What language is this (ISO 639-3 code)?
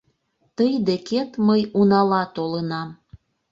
chm